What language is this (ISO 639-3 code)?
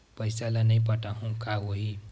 hne